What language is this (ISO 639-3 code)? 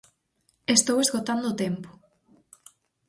glg